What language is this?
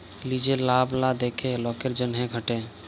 Bangla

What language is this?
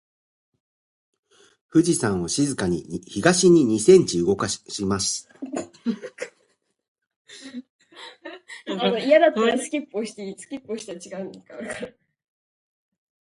Japanese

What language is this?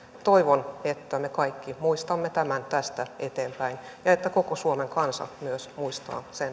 Finnish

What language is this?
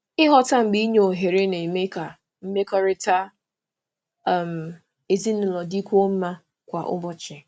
Igbo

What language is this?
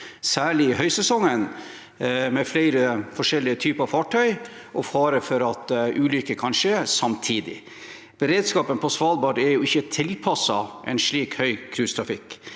Norwegian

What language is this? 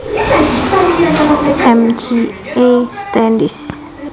Javanese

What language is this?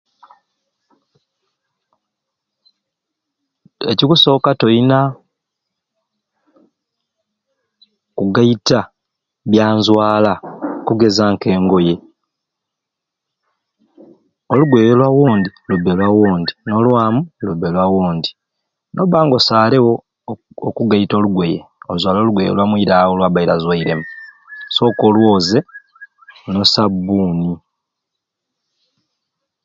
Ruuli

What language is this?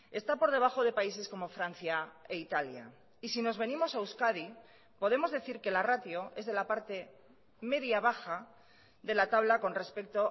Spanish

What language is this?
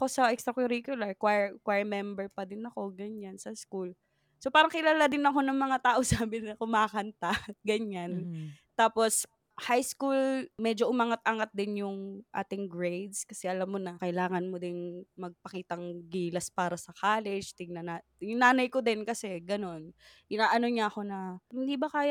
Filipino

